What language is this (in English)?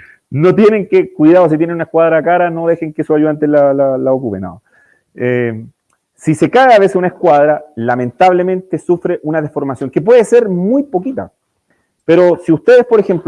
Spanish